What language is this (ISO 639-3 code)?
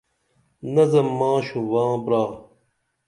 dml